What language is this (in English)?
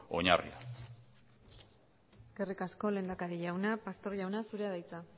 Basque